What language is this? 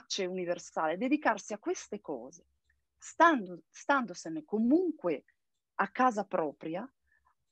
Italian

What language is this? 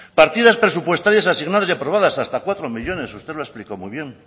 Spanish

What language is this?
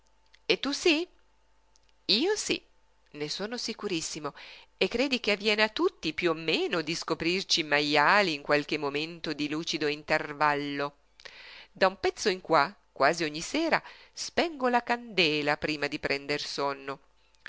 Italian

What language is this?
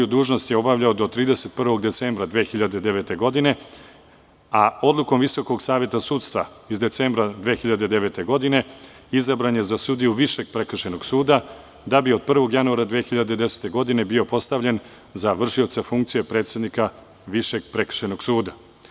Serbian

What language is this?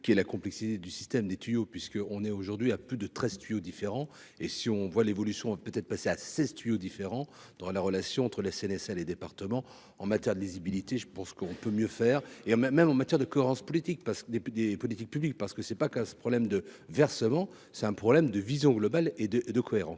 French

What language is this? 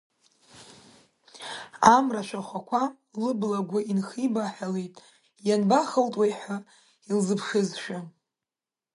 Abkhazian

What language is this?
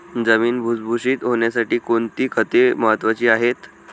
Marathi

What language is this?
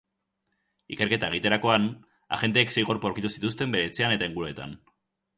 Basque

